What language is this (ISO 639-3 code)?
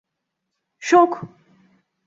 tur